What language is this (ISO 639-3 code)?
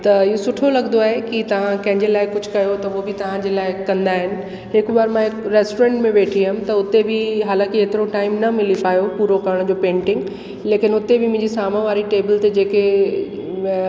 snd